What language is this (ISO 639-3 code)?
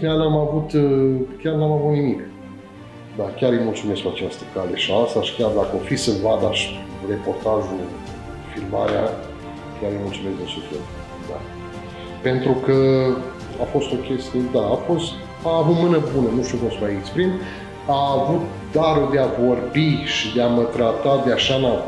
ron